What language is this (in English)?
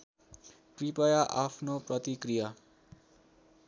Nepali